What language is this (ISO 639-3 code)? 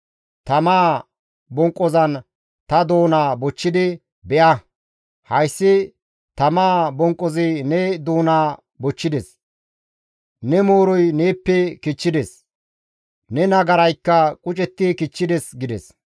gmv